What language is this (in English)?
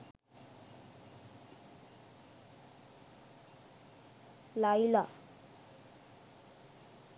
Sinhala